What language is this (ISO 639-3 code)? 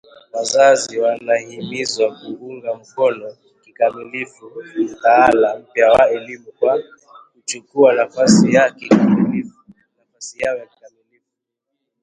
swa